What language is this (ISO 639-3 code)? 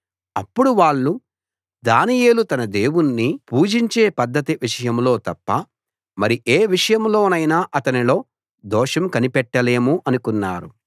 tel